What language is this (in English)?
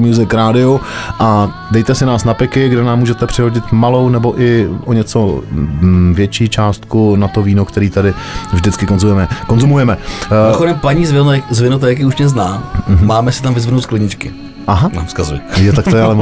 Czech